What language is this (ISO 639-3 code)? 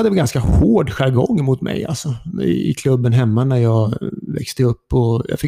swe